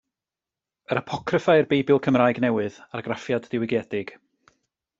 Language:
Welsh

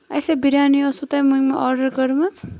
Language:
Kashmiri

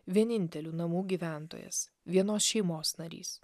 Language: Lithuanian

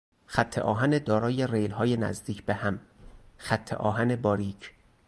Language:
Persian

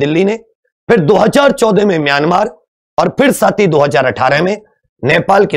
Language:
Hindi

